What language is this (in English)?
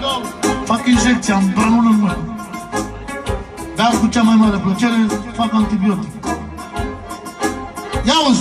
Romanian